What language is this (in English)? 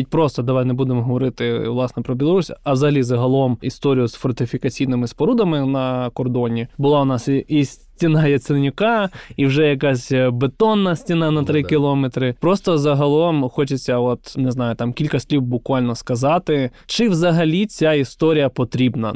Ukrainian